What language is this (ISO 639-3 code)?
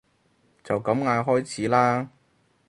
yue